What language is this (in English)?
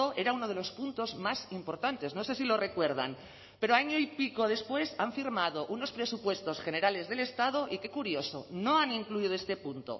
Spanish